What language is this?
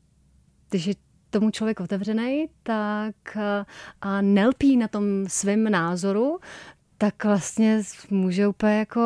Czech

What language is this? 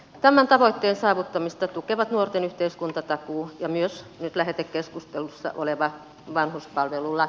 Finnish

